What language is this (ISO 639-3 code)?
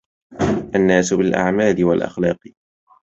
ara